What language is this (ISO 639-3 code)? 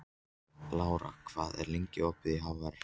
isl